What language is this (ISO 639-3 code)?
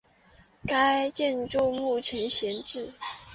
zho